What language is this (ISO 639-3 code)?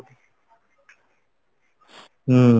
ori